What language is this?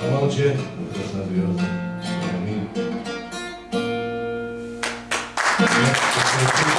Russian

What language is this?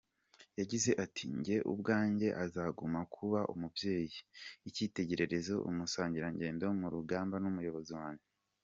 Kinyarwanda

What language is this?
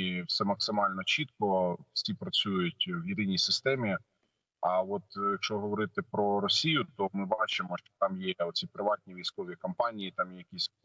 Ukrainian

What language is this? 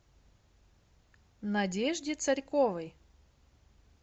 Russian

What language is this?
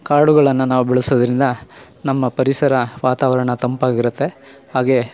Kannada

